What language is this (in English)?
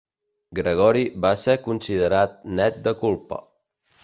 Catalan